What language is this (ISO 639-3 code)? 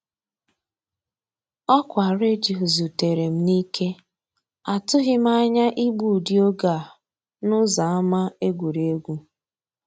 ibo